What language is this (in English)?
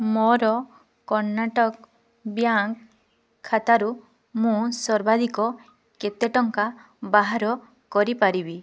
Odia